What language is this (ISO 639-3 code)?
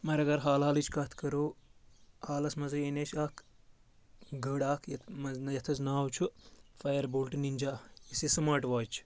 kas